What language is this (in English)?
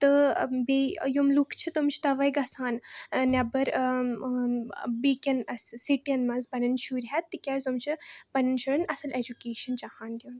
Kashmiri